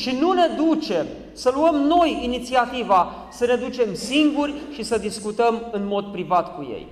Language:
Romanian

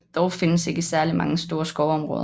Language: Danish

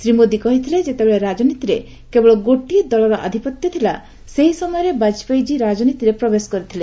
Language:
Odia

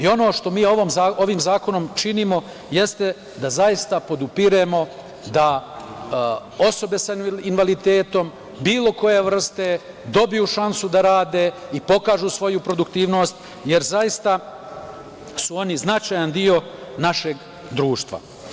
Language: Serbian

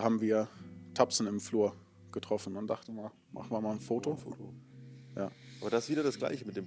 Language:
German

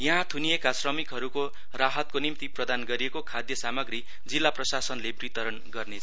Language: Nepali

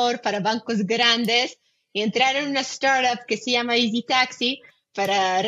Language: Spanish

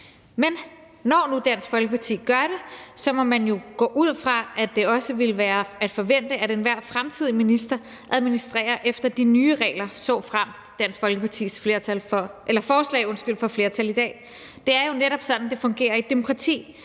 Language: Danish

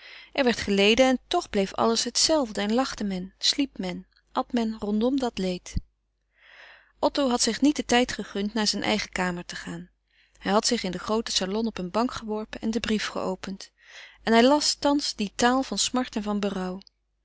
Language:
Dutch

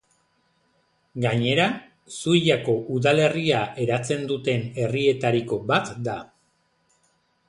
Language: Basque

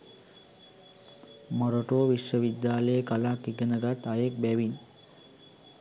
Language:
Sinhala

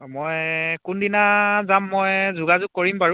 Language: Assamese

